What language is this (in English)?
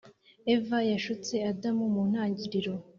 Kinyarwanda